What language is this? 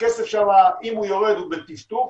Hebrew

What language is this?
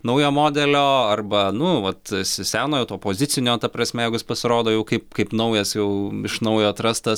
Lithuanian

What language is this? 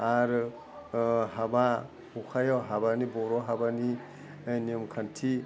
Bodo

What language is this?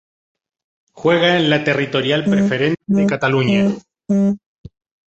Spanish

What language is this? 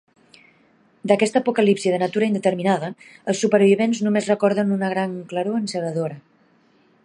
Catalan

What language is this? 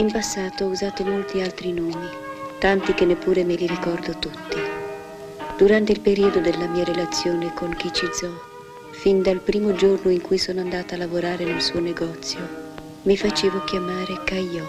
Italian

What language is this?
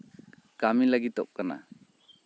Santali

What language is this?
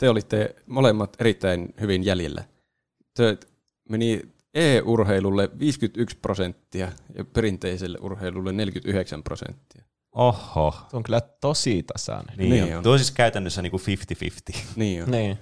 Finnish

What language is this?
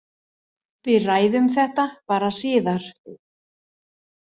Icelandic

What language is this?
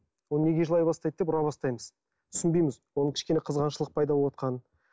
Kazakh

